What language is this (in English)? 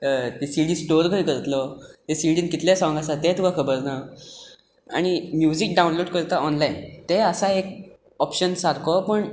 Konkani